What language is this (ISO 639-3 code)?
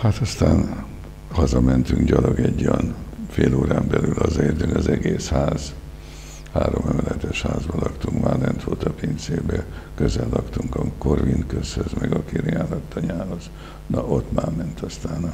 hun